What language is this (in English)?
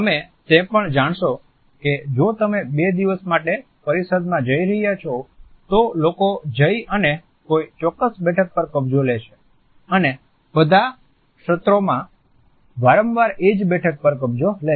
Gujarati